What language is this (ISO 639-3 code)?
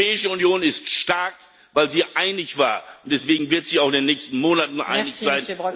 deu